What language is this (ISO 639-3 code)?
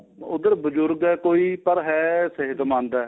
pan